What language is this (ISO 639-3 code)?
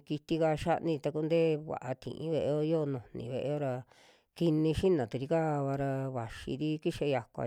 jmx